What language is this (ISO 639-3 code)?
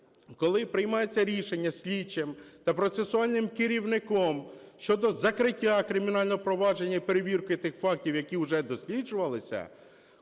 ukr